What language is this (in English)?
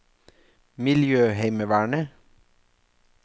Norwegian